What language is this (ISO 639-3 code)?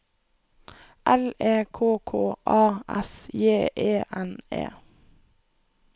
nor